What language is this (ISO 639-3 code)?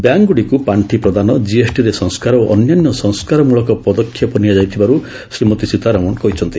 ori